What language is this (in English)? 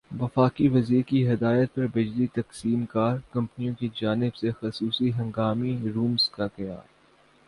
Urdu